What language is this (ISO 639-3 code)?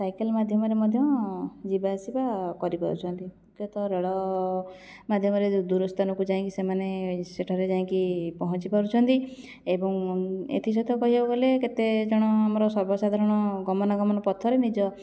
ori